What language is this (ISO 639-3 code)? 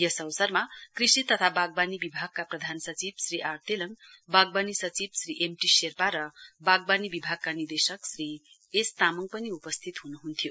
nep